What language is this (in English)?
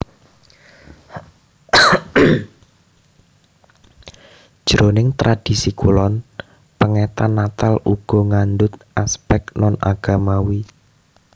Javanese